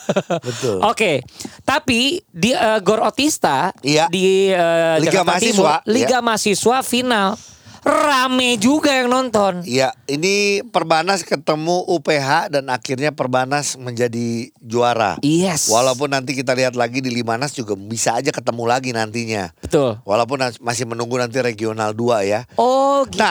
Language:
Indonesian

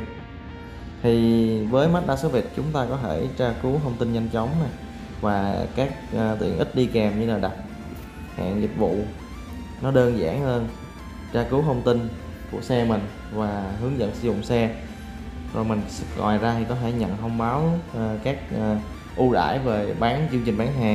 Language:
Vietnamese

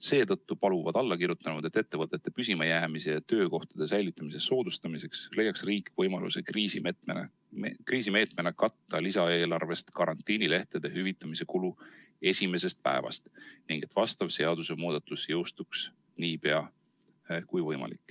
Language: Estonian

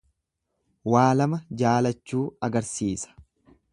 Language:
Oromo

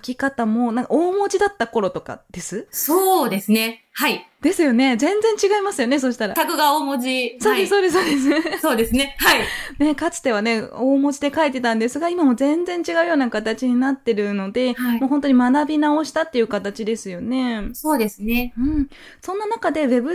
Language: Japanese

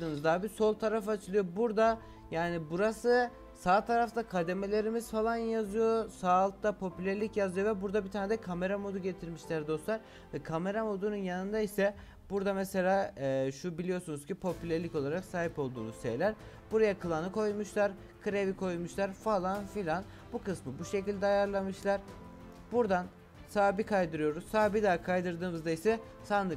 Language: Turkish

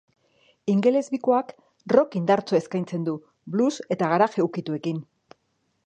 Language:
Basque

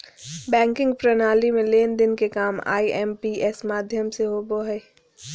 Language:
Magahi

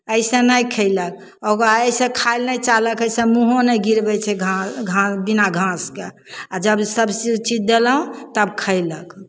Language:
Maithili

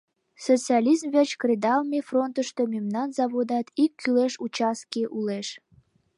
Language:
Mari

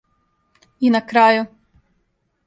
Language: Serbian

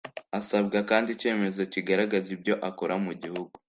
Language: Kinyarwanda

